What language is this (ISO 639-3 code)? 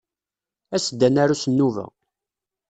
kab